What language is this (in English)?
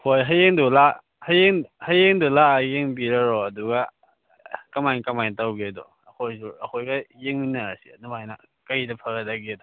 Manipuri